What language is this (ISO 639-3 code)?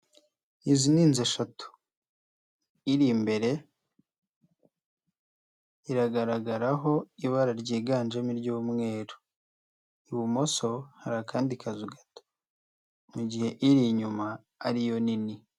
kin